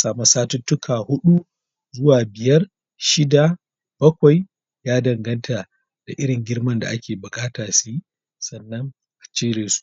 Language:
Hausa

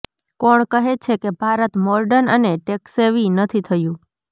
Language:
Gujarati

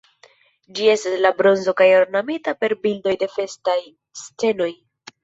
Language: Esperanto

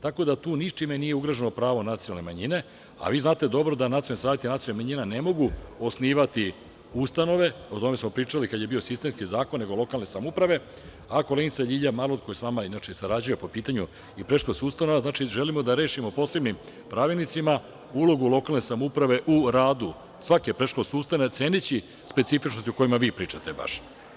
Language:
Serbian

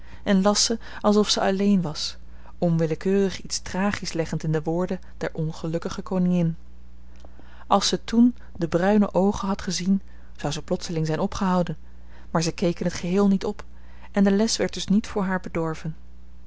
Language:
Dutch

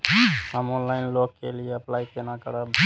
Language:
Maithili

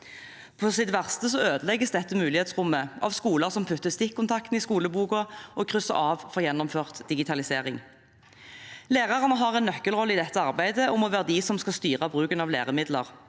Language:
Norwegian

